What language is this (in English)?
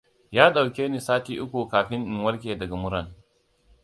Hausa